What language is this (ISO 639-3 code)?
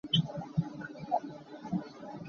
cnh